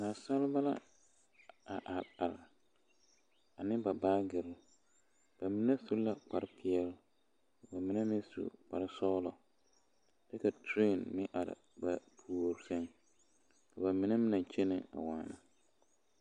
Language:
Southern Dagaare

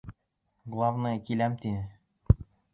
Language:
Bashkir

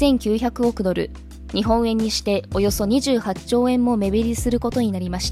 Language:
Japanese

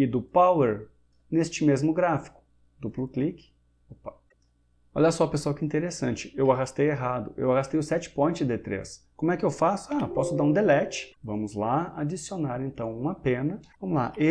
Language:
Portuguese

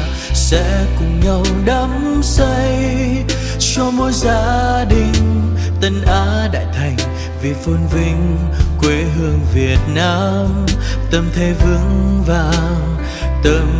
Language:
Vietnamese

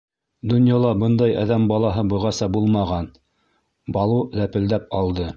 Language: Bashkir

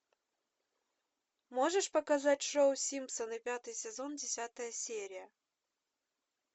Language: Russian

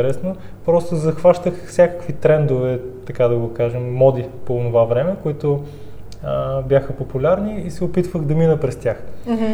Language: Bulgarian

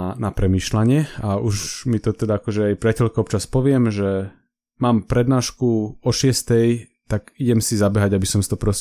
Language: Slovak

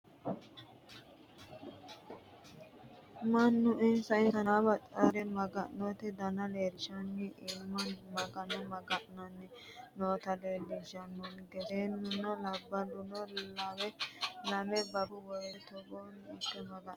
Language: Sidamo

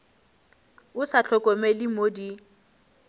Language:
Northern Sotho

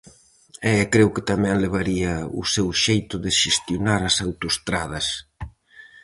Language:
Galician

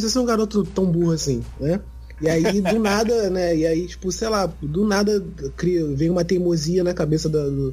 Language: Portuguese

